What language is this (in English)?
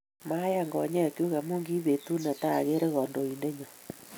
Kalenjin